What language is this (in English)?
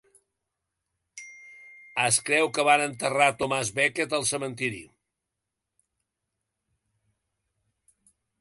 Catalan